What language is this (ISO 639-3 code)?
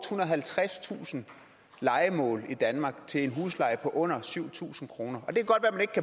dan